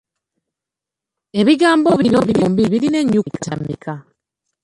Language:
Ganda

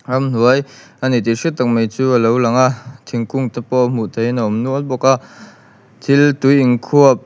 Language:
Mizo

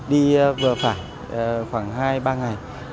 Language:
Vietnamese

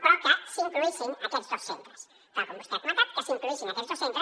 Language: Catalan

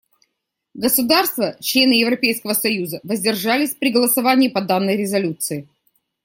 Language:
Russian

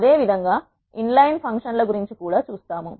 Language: Telugu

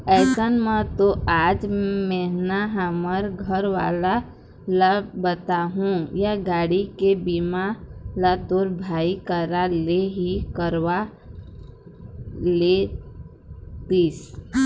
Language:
Chhattisgarhi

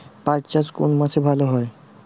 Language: Bangla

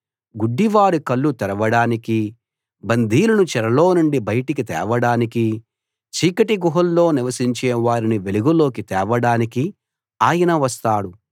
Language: Telugu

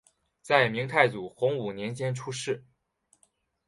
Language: Chinese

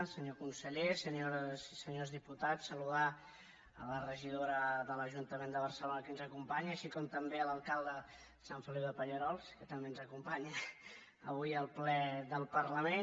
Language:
Catalan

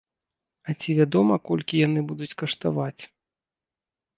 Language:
Belarusian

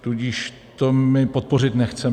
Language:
Czech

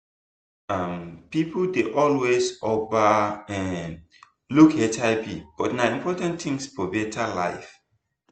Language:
Nigerian Pidgin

